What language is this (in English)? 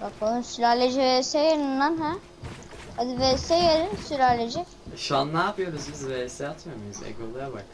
Turkish